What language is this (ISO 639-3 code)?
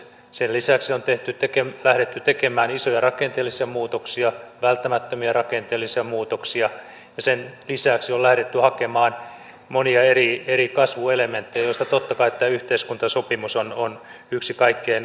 fin